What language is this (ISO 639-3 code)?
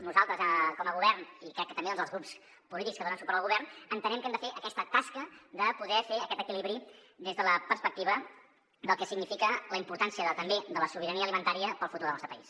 cat